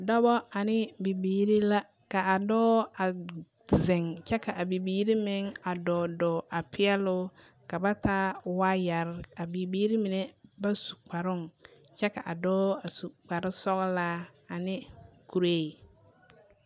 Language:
Southern Dagaare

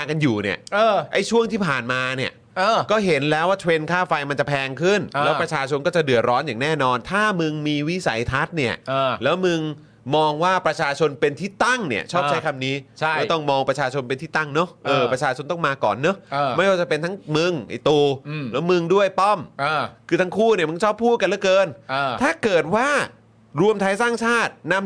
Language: Thai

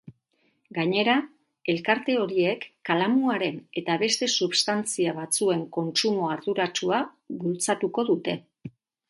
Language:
Basque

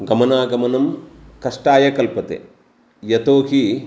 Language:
Sanskrit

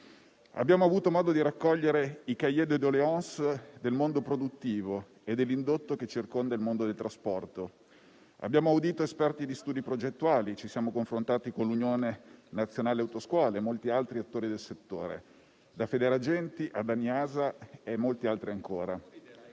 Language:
Italian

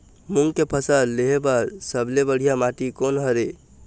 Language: Chhattisgarhi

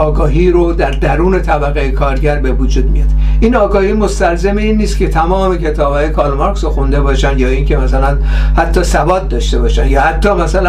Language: Persian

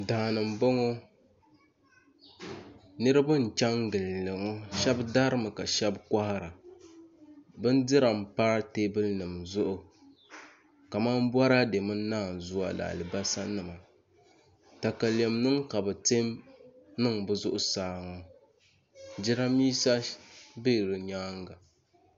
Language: Dagbani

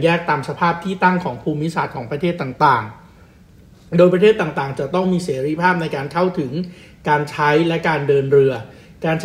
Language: Thai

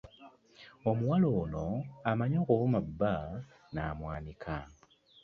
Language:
Ganda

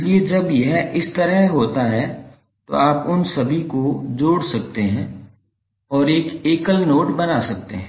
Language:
Hindi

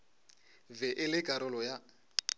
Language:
Northern Sotho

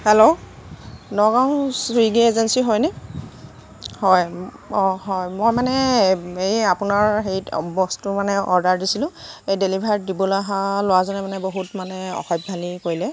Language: Assamese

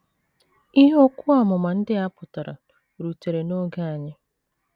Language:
Igbo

